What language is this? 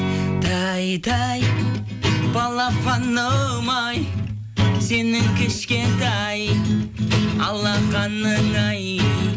Kazakh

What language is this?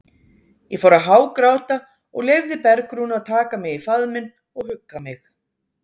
Icelandic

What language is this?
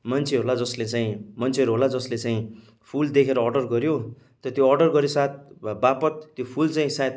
Nepali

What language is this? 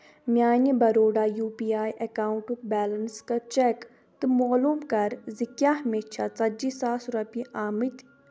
Kashmiri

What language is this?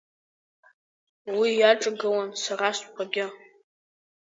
Abkhazian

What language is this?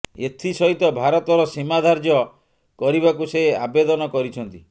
Odia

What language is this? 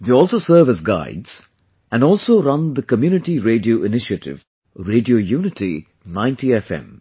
English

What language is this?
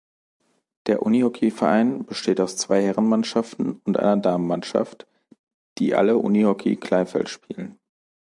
German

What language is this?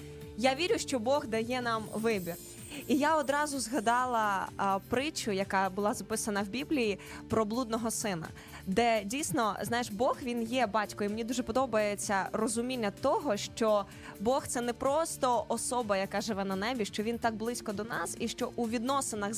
Ukrainian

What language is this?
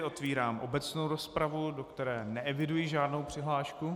Czech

